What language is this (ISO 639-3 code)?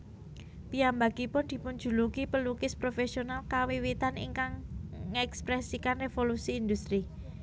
jav